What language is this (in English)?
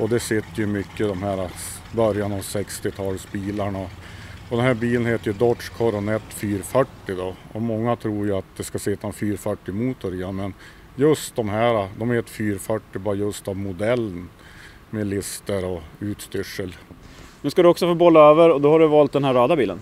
Swedish